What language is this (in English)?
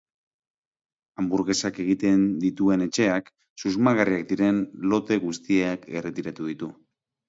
Basque